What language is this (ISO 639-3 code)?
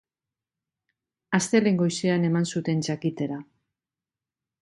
eus